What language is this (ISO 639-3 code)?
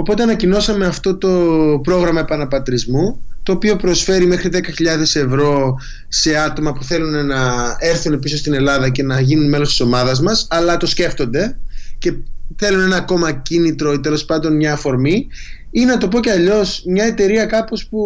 ell